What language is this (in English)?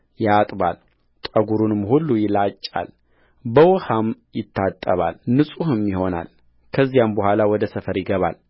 Amharic